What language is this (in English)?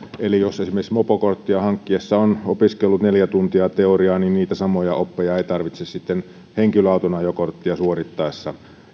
Finnish